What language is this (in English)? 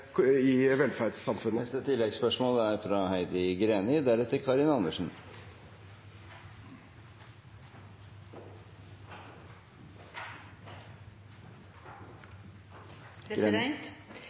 Norwegian